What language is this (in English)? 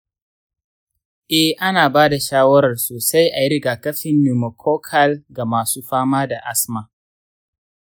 Hausa